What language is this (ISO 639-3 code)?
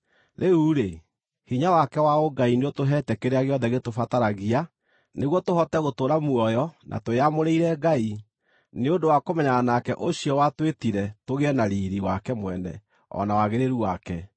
kik